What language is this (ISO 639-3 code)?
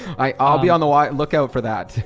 eng